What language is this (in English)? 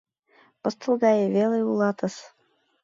Mari